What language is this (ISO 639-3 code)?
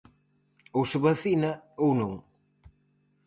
glg